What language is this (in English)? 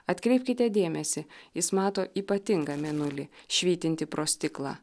Lithuanian